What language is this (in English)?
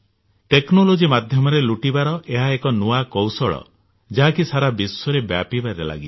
Odia